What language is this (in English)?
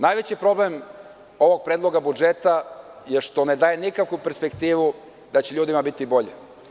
Serbian